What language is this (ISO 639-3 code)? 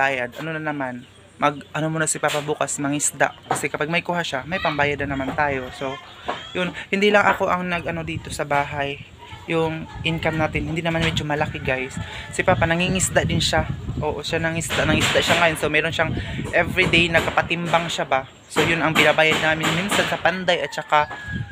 fil